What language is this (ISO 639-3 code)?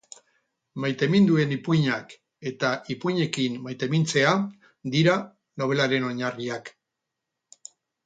eus